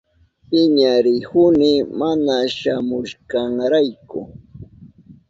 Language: Southern Pastaza Quechua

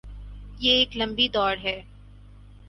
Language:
Urdu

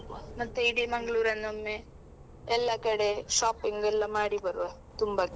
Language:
Kannada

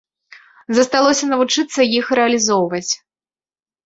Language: Belarusian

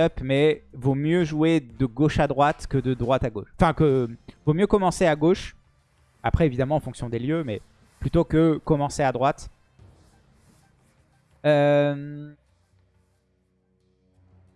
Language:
French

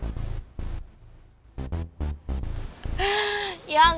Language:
Indonesian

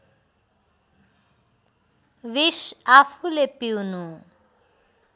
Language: Nepali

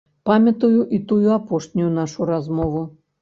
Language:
Belarusian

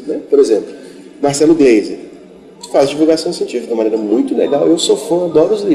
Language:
Portuguese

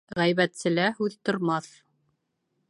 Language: Bashkir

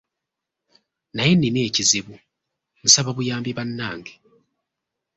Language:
Ganda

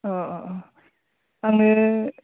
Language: Bodo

